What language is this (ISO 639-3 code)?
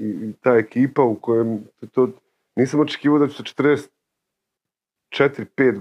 hrv